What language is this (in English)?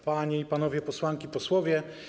Polish